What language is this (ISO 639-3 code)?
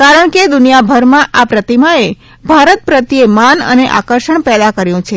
guj